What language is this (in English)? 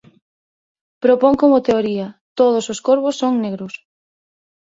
Galician